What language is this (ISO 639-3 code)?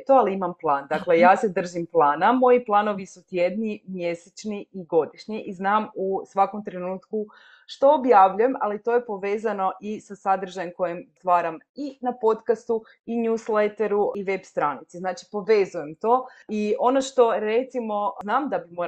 hrv